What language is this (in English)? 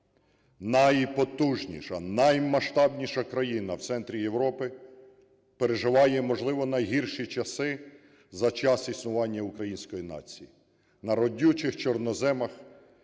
Ukrainian